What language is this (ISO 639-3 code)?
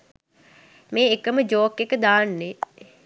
sin